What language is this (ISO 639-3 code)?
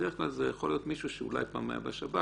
heb